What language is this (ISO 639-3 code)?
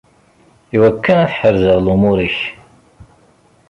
kab